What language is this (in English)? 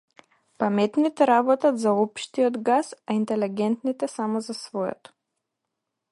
Macedonian